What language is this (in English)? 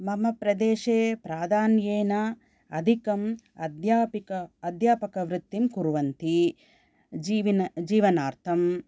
Sanskrit